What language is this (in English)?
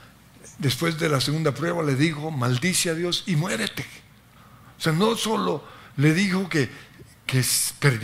Spanish